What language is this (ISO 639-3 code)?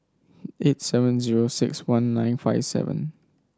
eng